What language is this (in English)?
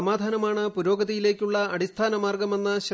Malayalam